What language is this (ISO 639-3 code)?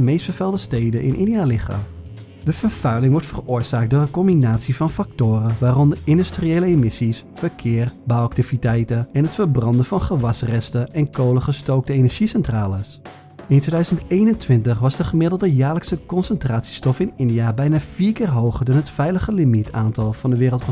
nld